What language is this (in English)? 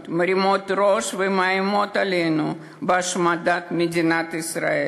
Hebrew